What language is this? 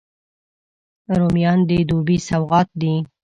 Pashto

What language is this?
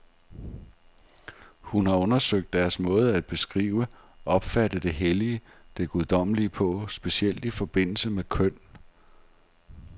Danish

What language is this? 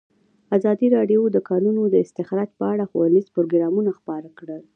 Pashto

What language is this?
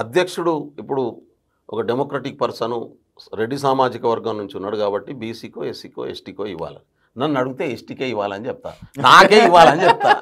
Telugu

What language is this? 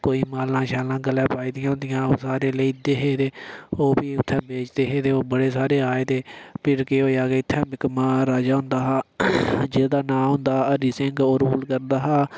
Dogri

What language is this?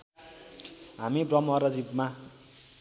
Nepali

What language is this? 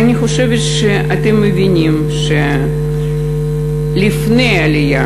Hebrew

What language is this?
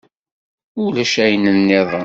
Kabyle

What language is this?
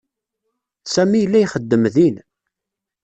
Kabyle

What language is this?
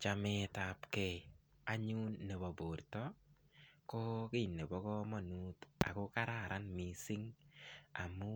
Kalenjin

